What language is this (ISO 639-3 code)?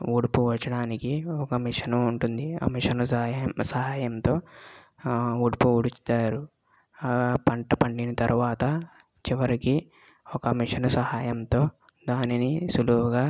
tel